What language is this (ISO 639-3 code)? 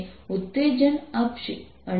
guj